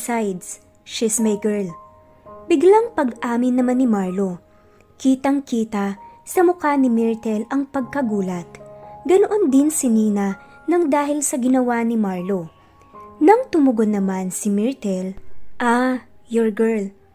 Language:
Filipino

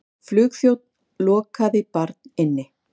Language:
Icelandic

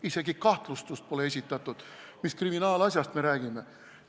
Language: Estonian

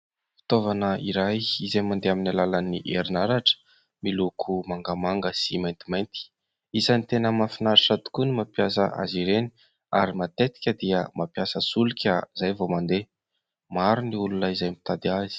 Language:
Malagasy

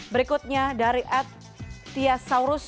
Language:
Indonesian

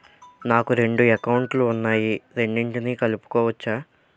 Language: Telugu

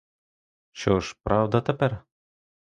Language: Ukrainian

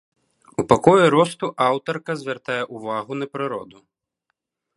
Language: Belarusian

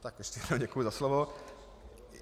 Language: Czech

